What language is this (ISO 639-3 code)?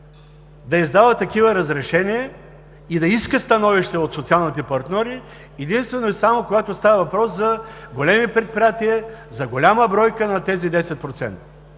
bul